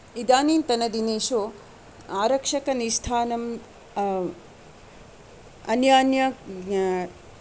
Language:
Sanskrit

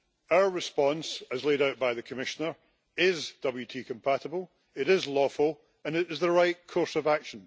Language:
English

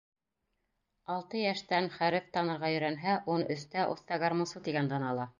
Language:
Bashkir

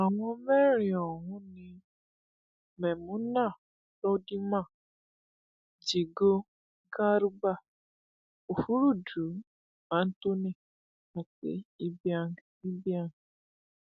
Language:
Yoruba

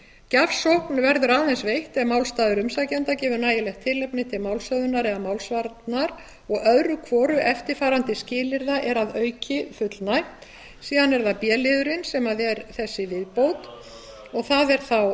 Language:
Icelandic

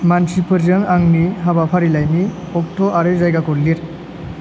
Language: Bodo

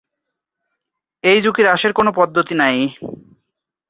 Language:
Bangla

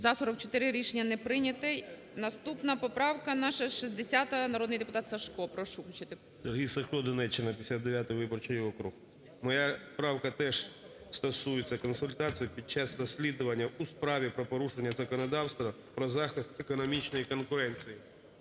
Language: Ukrainian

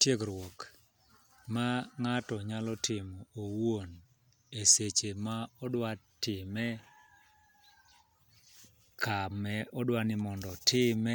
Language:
Luo (Kenya and Tanzania)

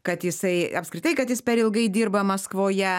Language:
Lithuanian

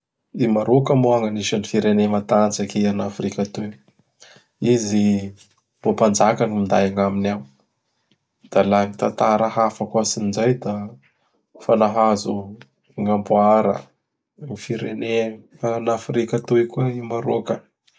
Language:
Bara Malagasy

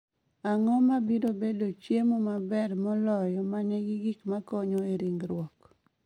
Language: Luo (Kenya and Tanzania)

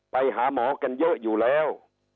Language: Thai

